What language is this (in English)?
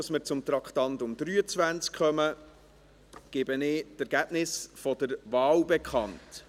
Swiss German